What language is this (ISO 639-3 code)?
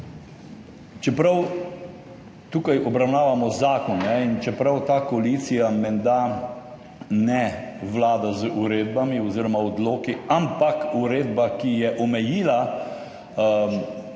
slv